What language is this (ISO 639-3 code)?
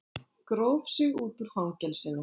isl